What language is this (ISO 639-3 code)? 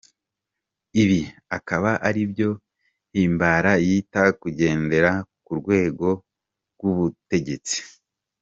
kin